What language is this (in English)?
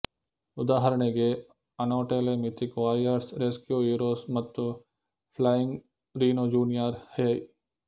Kannada